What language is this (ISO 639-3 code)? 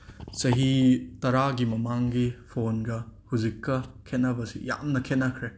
mni